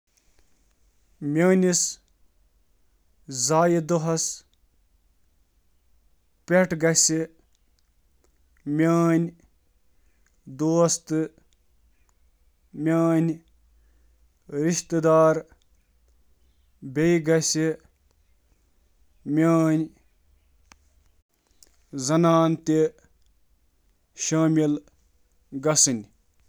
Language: Kashmiri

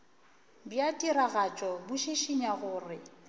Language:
Northern Sotho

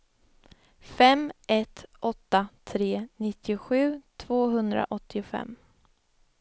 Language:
Swedish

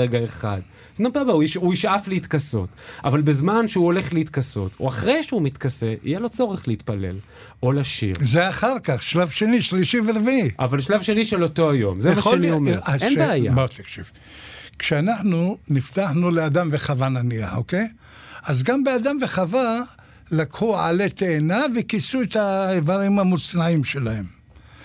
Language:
Hebrew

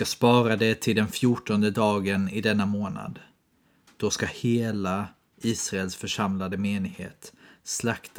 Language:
Swedish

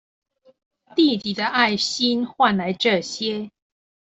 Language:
Chinese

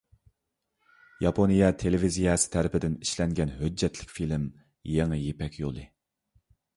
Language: Uyghur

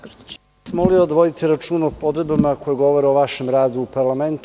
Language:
Serbian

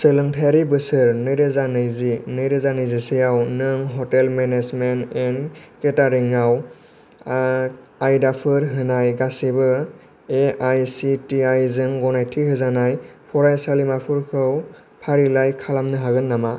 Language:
Bodo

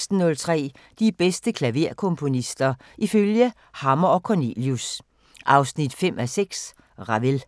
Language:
Danish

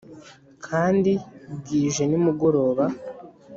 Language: Kinyarwanda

